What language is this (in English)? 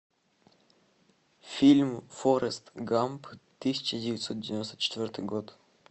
Russian